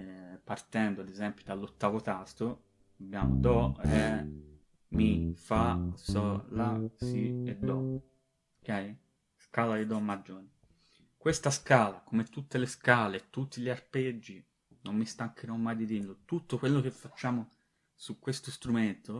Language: Italian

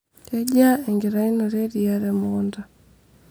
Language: Masai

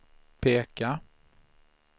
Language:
Swedish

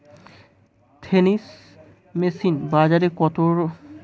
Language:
Bangla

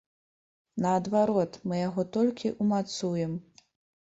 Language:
Belarusian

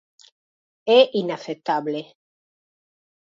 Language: Galician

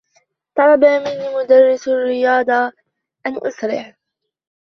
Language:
Arabic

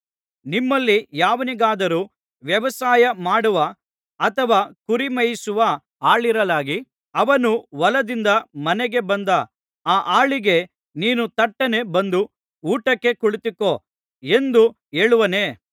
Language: Kannada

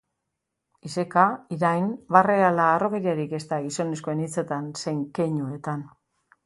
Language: Basque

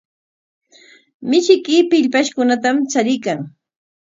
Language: Corongo Ancash Quechua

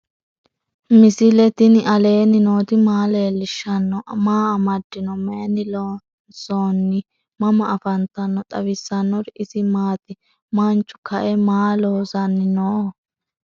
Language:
Sidamo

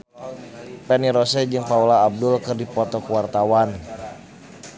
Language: Sundanese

